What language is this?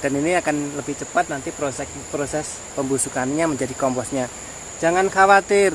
Indonesian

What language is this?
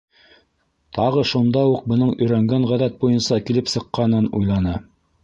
Bashkir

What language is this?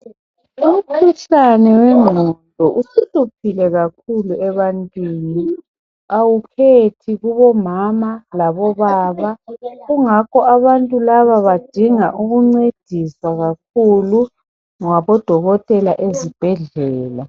North Ndebele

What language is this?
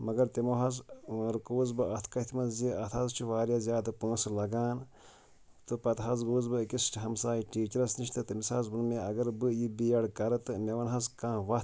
Kashmiri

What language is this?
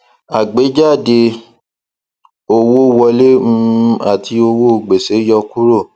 Yoruba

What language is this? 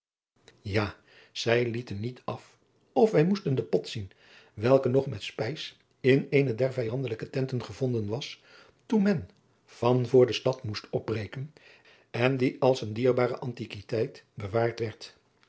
Dutch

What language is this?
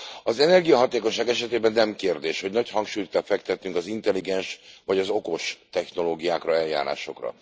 Hungarian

